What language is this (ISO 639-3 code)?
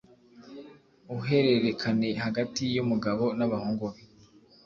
kin